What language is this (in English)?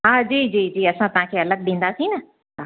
Sindhi